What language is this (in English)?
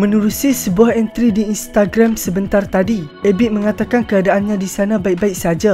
Malay